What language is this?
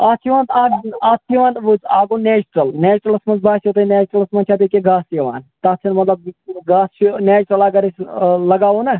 Kashmiri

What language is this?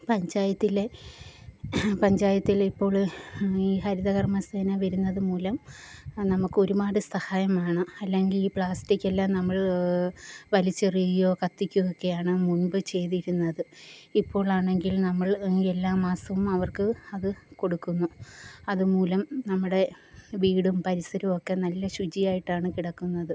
Malayalam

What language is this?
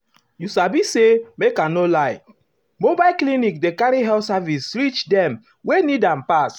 Nigerian Pidgin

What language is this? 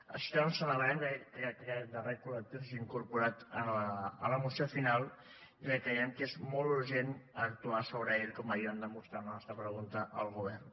Catalan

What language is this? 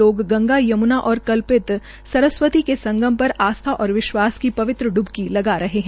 Hindi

